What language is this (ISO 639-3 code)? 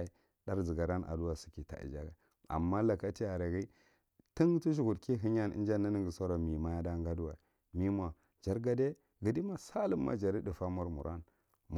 mrt